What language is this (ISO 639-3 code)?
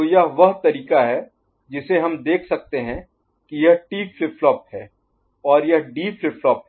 hin